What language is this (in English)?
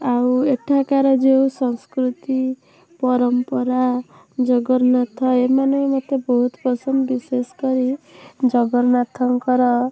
Odia